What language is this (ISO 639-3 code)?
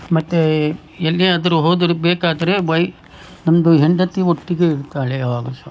kan